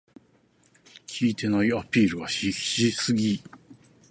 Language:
Japanese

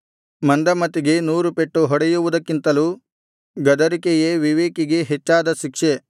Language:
Kannada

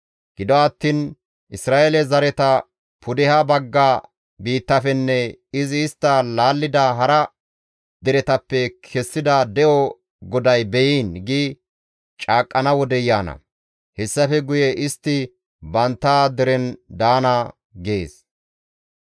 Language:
Gamo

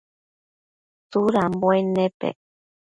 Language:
Matsés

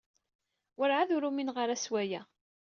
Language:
Kabyle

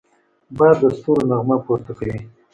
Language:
Pashto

